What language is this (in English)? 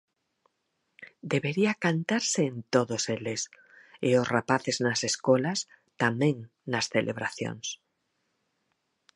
Galician